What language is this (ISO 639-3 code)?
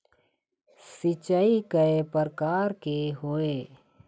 hne